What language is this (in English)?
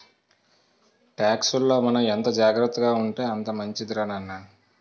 Telugu